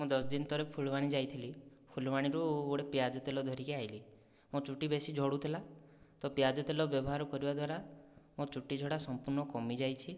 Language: Odia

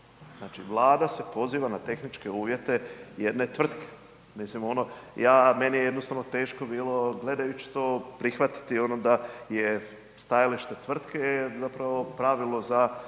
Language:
Croatian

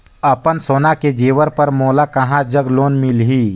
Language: Chhattisgarhi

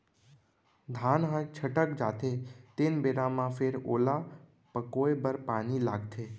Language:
Chhattisgarhi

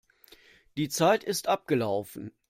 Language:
German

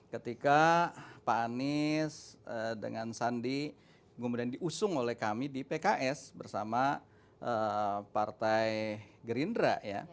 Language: Indonesian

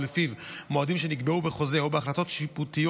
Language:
Hebrew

